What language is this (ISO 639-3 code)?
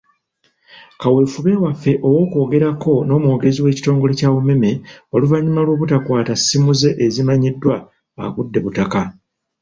lug